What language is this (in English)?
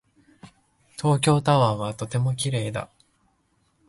Japanese